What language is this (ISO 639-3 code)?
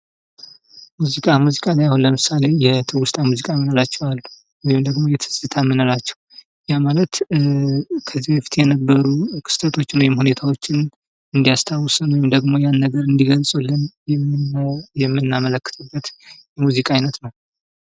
amh